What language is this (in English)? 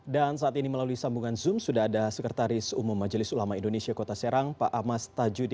Indonesian